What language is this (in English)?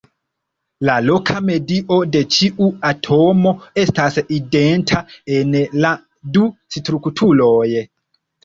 Esperanto